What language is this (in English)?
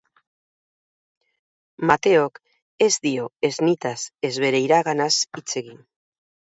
Basque